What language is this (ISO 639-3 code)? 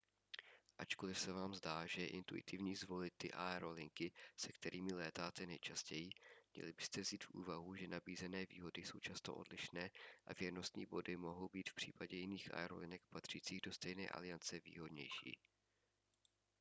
ces